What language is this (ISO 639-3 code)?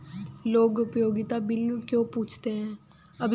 hin